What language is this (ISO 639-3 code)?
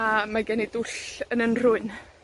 cym